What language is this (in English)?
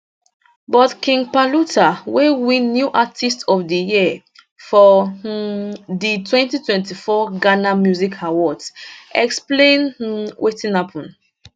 Nigerian Pidgin